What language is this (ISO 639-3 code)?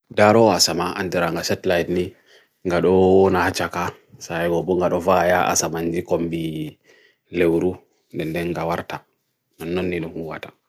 fui